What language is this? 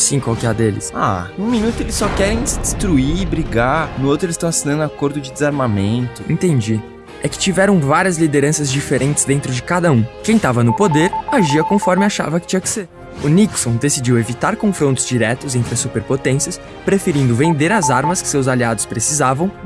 Portuguese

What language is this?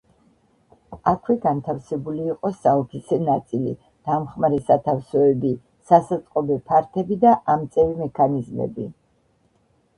Georgian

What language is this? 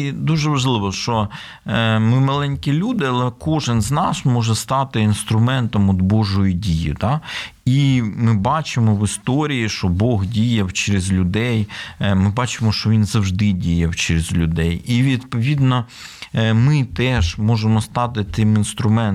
Ukrainian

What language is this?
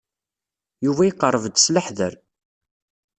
Kabyle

